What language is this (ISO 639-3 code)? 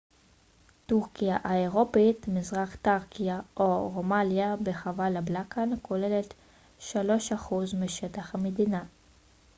heb